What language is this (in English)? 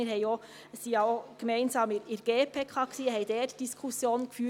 Swiss German